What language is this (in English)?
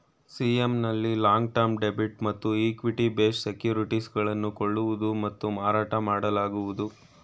Kannada